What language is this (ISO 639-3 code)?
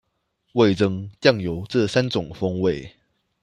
zho